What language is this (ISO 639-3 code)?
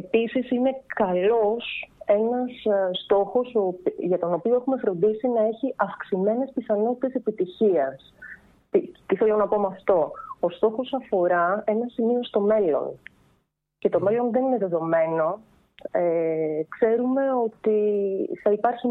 ell